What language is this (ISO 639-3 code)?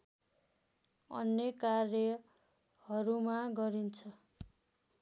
nep